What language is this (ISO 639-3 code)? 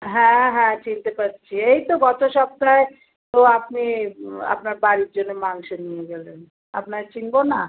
ben